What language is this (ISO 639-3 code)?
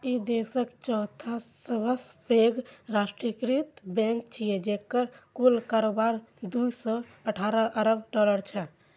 mai